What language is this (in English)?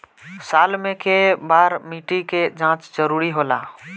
Bhojpuri